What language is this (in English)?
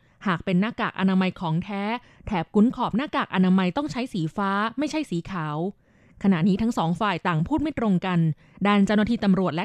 Thai